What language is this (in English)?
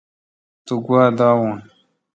Kalkoti